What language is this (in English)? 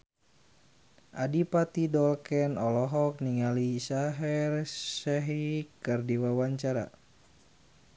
Sundanese